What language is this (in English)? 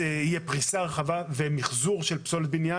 Hebrew